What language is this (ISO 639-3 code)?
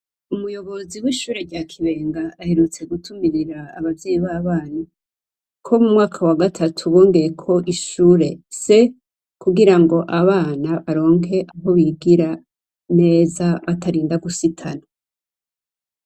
run